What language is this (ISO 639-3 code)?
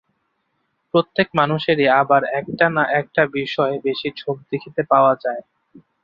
ben